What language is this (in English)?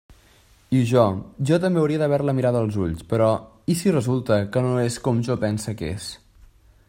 Catalan